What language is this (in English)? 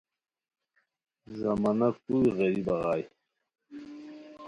Khowar